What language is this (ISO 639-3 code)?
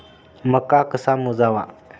mar